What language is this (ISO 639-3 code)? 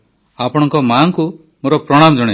ori